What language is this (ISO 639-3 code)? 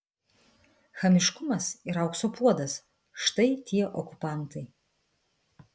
lit